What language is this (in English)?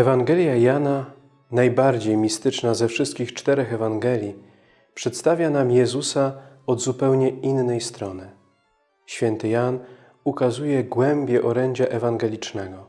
Polish